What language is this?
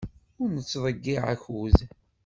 Kabyle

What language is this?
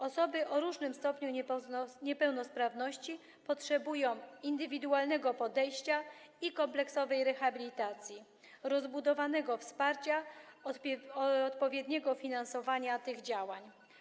Polish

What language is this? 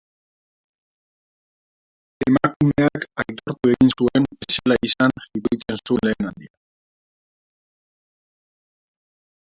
Basque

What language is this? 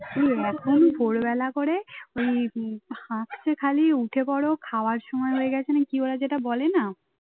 Bangla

